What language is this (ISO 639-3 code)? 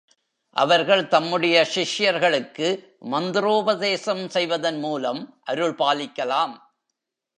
tam